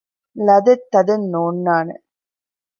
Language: Divehi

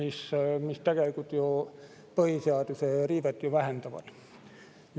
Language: Estonian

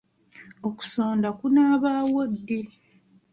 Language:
Ganda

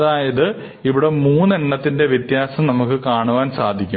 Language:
Malayalam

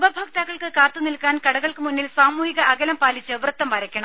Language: Malayalam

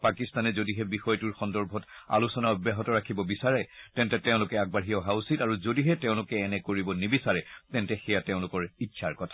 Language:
Assamese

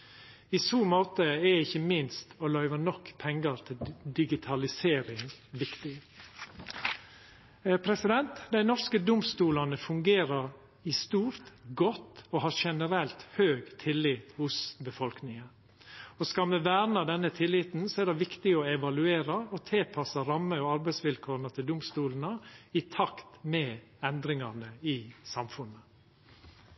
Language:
Norwegian Nynorsk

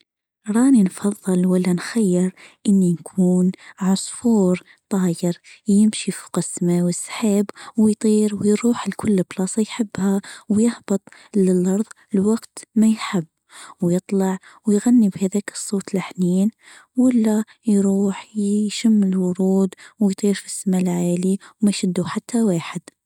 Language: Tunisian Arabic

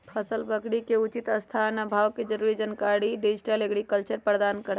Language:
Magahi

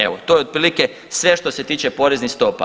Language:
Croatian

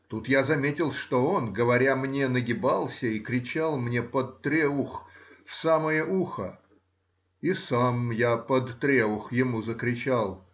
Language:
Russian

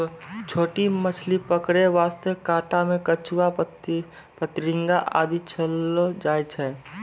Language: Maithili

